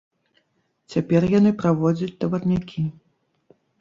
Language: Belarusian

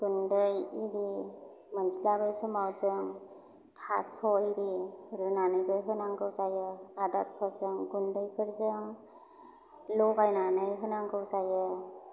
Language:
Bodo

